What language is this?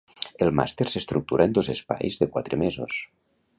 Catalan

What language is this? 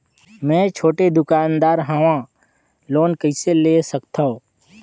Chhattisgarhi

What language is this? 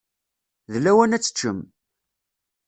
Kabyle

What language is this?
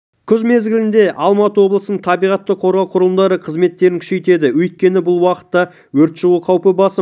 Kazakh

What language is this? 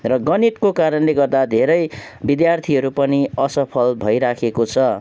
Nepali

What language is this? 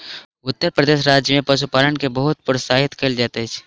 Maithili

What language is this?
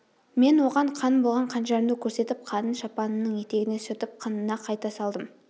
Kazakh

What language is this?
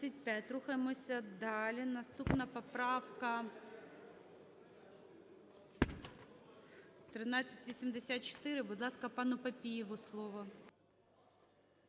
Ukrainian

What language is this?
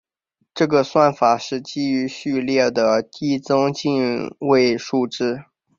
Chinese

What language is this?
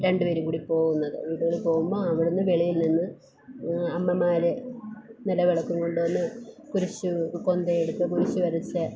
Malayalam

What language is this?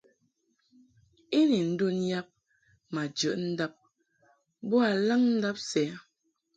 Mungaka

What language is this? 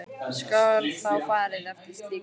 Icelandic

